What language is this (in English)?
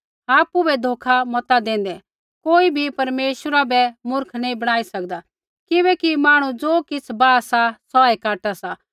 Kullu Pahari